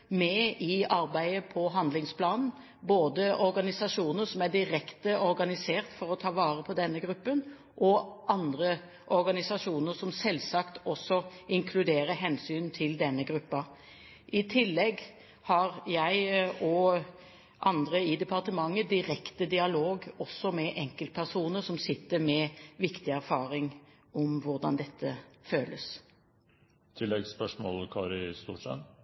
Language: Norwegian Bokmål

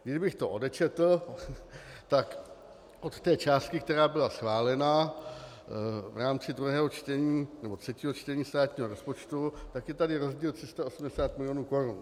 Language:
Czech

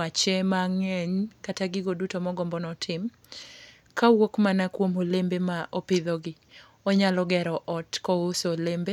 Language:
Luo (Kenya and Tanzania)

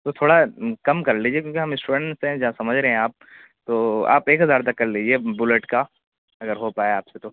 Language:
Urdu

